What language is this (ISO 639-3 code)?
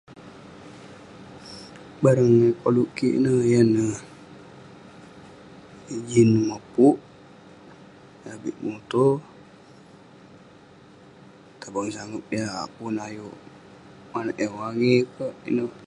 pne